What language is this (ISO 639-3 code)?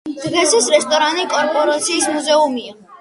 kat